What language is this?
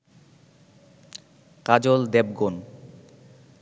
Bangla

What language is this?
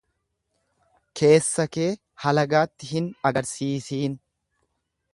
Oromo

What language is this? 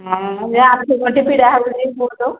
Odia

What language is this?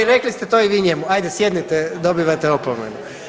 Croatian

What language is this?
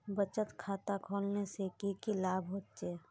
Magahi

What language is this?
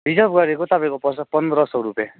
Nepali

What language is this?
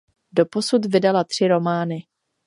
Czech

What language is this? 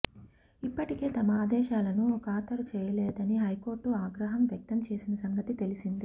Telugu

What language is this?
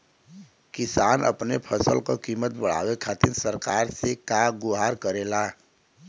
Bhojpuri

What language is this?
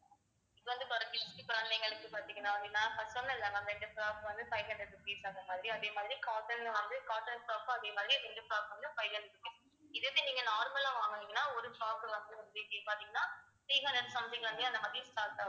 Tamil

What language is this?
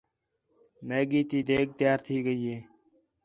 Khetrani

